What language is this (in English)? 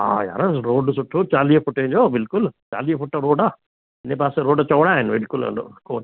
Sindhi